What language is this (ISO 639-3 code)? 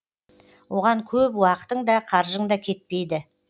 kaz